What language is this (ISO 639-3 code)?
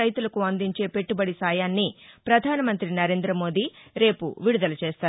tel